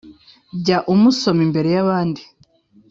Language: Kinyarwanda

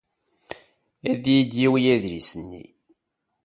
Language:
Kabyle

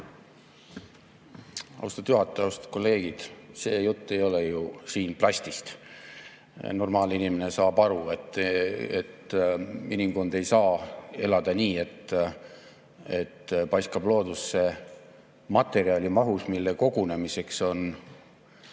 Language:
Estonian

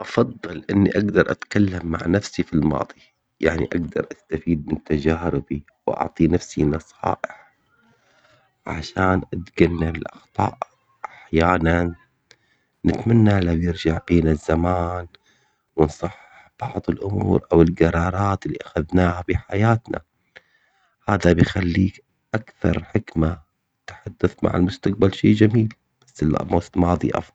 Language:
Omani Arabic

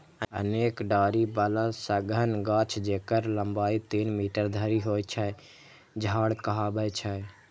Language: Maithili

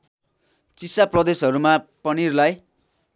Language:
Nepali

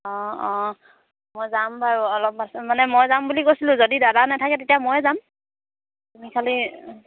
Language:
Assamese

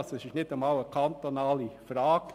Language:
Swiss German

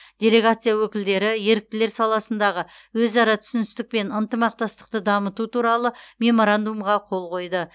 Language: Kazakh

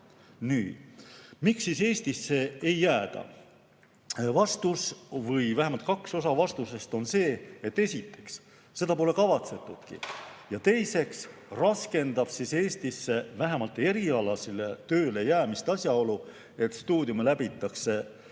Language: Estonian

